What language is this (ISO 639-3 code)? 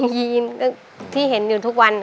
tha